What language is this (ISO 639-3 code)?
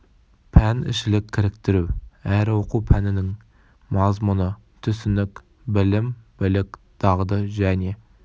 kaz